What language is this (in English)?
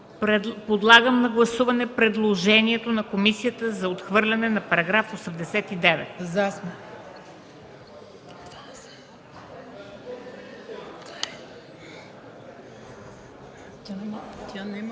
Bulgarian